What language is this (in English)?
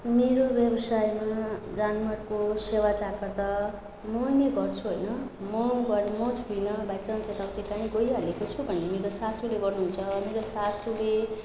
Nepali